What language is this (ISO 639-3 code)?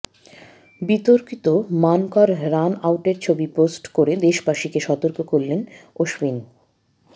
ben